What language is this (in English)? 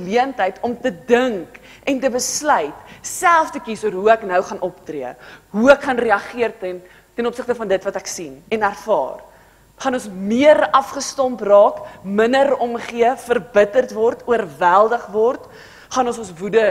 Dutch